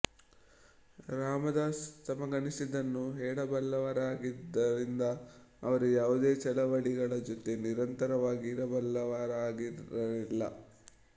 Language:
Kannada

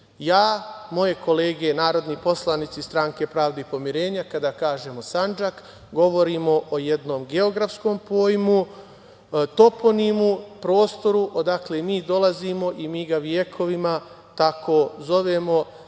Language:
Serbian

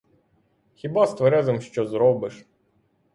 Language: Ukrainian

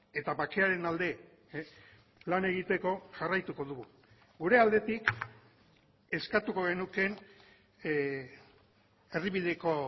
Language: Basque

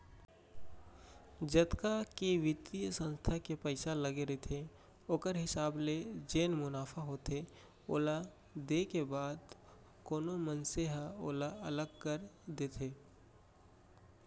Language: Chhattisgarhi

